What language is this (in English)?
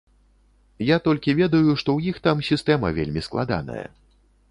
Belarusian